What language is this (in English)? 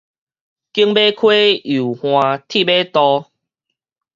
Min Nan Chinese